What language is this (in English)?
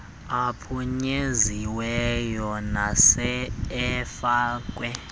Xhosa